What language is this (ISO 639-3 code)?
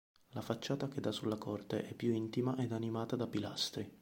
ita